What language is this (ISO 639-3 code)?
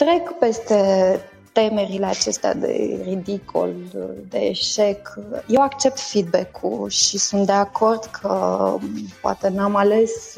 ron